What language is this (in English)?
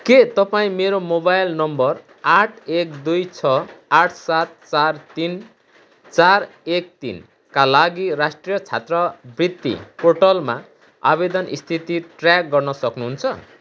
Nepali